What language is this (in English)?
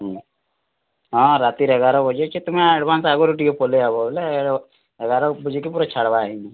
Odia